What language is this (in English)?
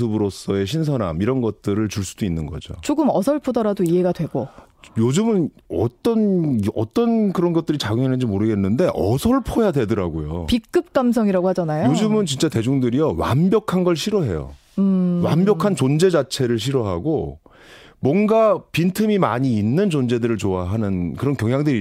Korean